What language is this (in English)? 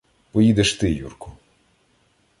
Ukrainian